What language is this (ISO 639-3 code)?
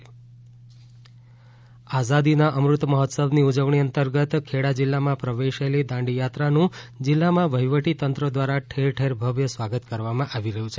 guj